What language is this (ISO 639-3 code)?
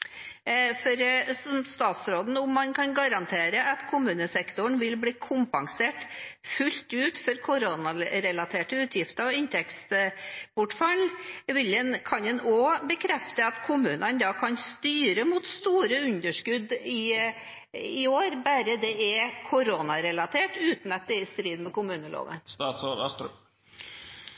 nob